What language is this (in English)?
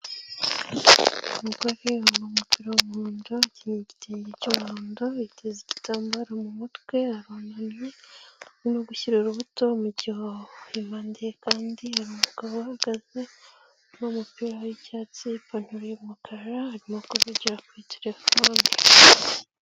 Kinyarwanda